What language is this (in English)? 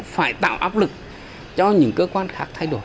Vietnamese